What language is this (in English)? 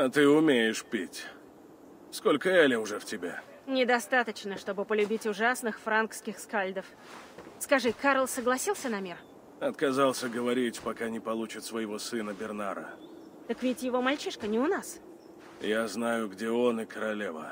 Russian